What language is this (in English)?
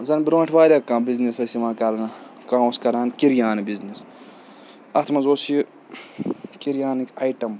Kashmiri